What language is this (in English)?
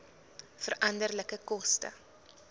Afrikaans